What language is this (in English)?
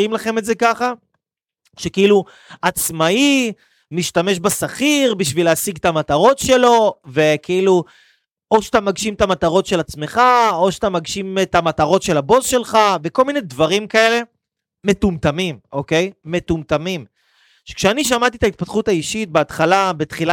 Hebrew